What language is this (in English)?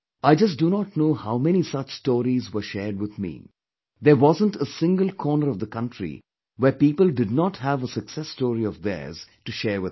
English